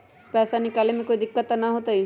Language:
Magahi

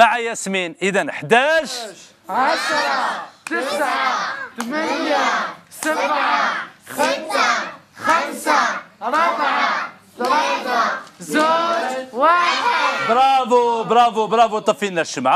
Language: Arabic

